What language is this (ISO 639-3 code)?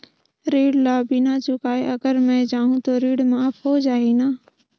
hne